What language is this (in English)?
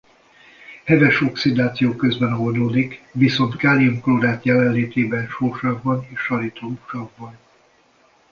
Hungarian